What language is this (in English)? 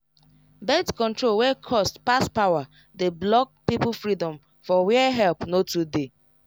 Nigerian Pidgin